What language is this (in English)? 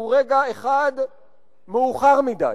Hebrew